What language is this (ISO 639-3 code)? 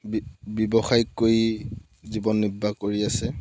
asm